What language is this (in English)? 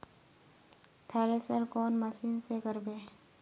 Magahi